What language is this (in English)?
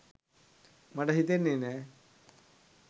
Sinhala